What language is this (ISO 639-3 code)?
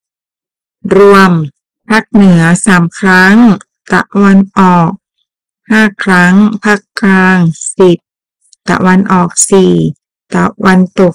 tha